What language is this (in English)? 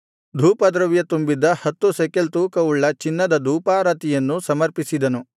Kannada